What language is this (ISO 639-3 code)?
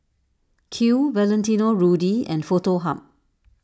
eng